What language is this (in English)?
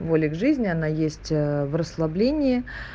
Russian